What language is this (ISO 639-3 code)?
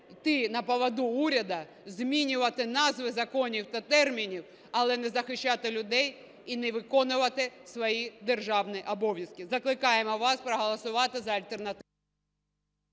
ukr